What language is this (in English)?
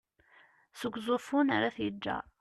Kabyle